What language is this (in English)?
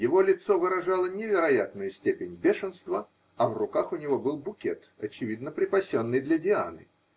Russian